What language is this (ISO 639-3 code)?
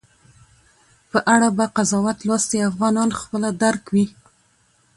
pus